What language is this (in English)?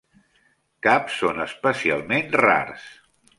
Catalan